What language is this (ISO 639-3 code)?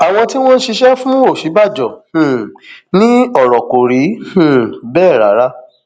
yor